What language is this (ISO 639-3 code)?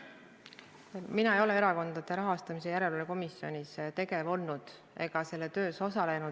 est